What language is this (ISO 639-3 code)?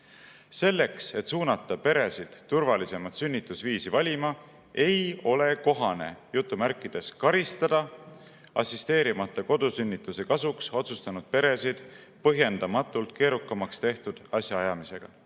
est